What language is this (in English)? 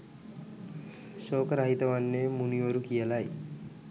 Sinhala